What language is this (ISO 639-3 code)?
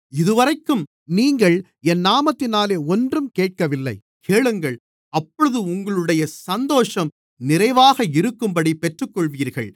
tam